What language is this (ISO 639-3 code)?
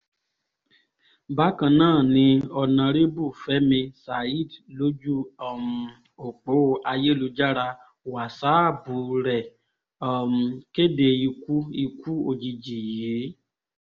yor